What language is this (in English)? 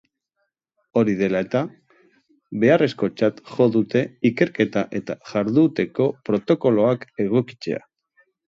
Basque